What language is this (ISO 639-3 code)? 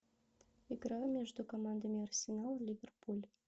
rus